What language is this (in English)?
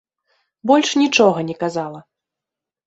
Belarusian